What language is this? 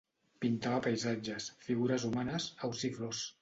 Catalan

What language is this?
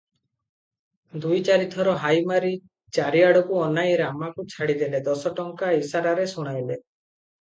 Odia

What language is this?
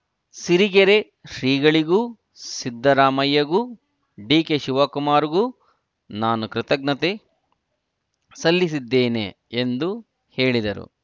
Kannada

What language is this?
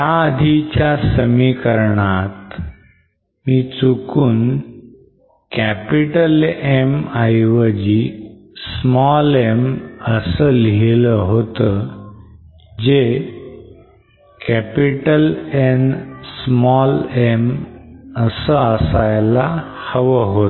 Marathi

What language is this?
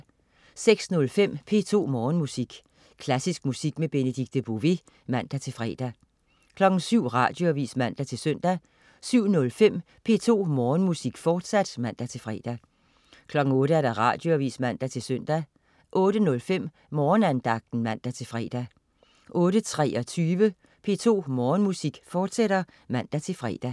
Danish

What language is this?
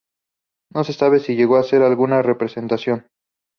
Spanish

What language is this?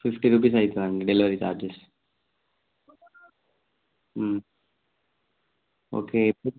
Telugu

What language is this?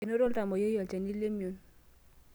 Masai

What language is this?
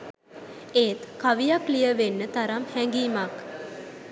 Sinhala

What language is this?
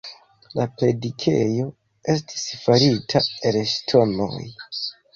Esperanto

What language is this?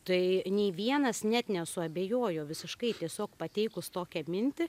Lithuanian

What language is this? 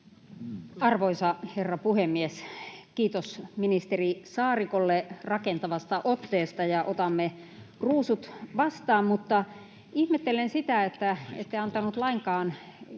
Finnish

